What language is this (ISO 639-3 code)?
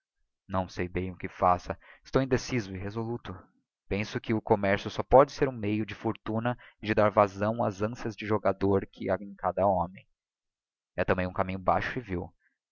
por